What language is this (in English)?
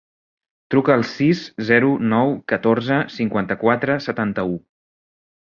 Catalan